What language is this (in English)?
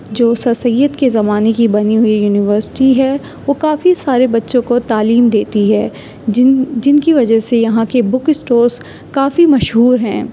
Urdu